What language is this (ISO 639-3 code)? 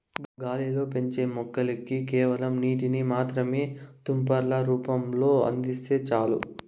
tel